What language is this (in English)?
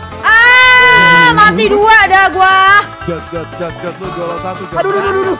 Indonesian